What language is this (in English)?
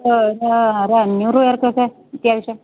Malayalam